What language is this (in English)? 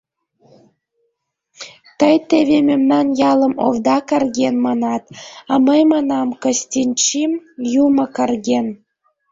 Mari